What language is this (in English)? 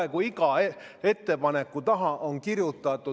Estonian